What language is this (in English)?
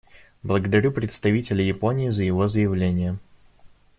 Russian